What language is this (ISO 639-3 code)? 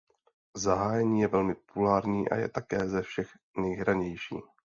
ces